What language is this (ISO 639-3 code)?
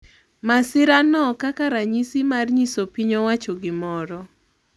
luo